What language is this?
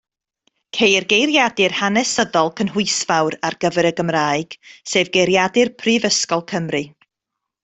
Welsh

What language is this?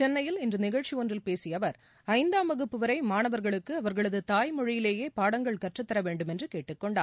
Tamil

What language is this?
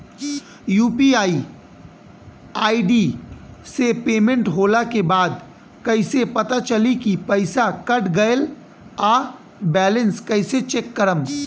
Bhojpuri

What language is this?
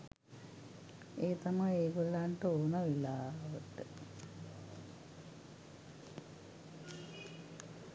Sinhala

